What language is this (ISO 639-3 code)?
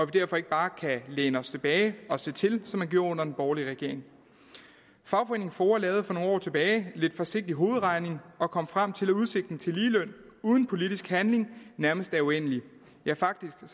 dan